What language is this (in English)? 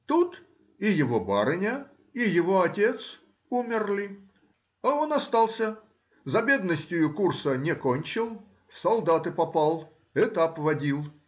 Russian